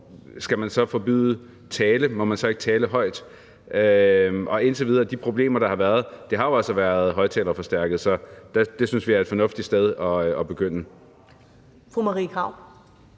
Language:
Danish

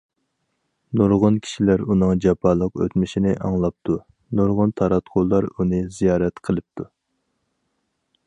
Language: Uyghur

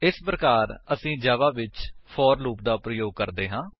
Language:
Punjabi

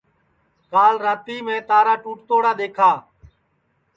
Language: Sansi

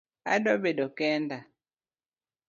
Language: Luo (Kenya and Tanzania)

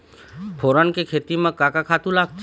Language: Chhattisgarhi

